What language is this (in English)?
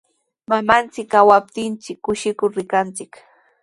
Sihuas Ancash Quechua